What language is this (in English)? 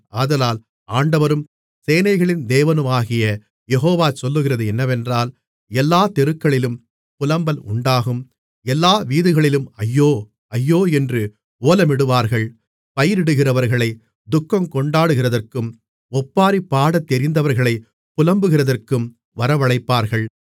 Tamil